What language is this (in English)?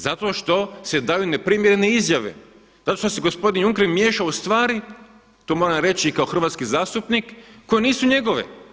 Croatian